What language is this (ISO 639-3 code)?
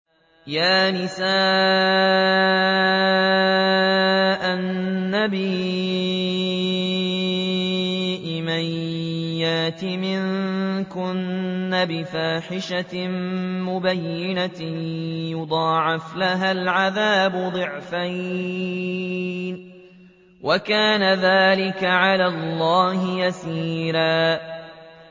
ara